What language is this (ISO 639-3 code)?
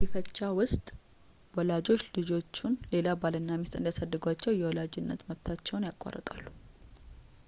amh